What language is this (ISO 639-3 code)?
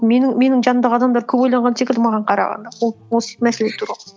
kaz